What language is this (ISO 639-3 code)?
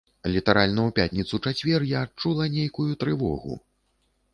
bel